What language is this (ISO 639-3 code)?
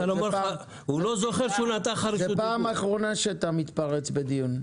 heb